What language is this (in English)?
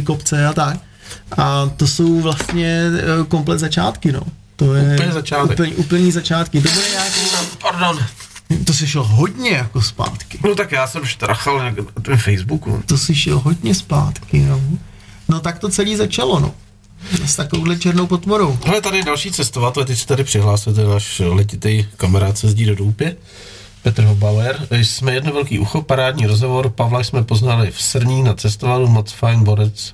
Czech